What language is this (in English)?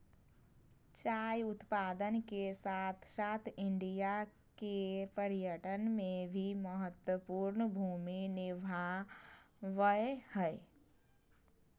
Magahi